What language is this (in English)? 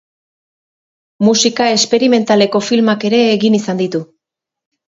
Basque